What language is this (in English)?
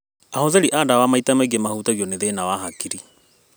Kikuyu